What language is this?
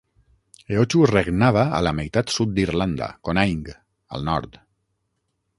Catalan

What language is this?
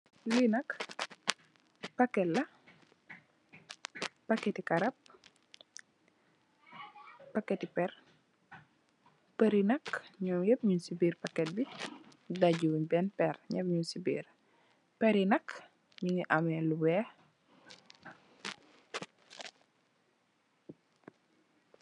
Wolof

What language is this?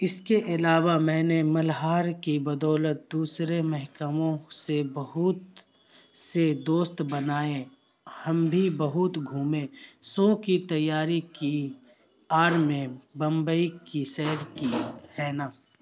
Urdu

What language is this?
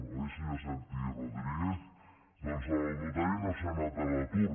Catalan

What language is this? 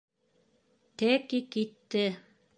Bashkir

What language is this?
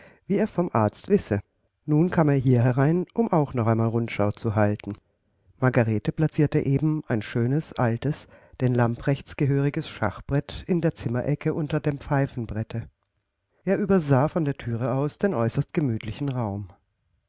German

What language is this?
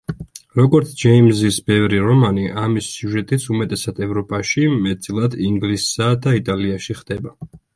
Georgian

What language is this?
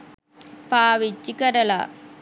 Sinhala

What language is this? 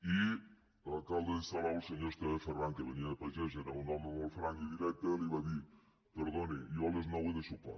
Catalan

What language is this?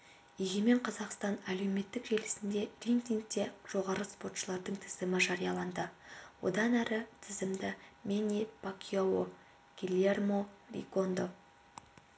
Kazakh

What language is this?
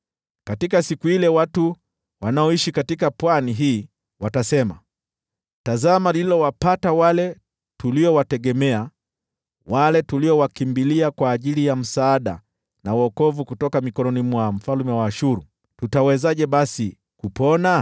Swahili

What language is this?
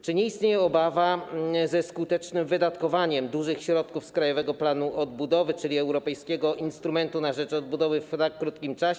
Polish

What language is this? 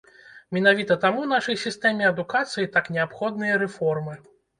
Belarusian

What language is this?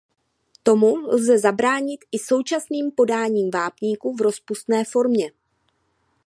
Czech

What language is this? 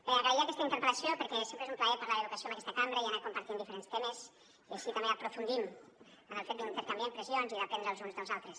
Catalan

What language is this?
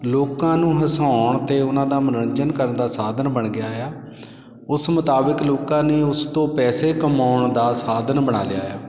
Punjabi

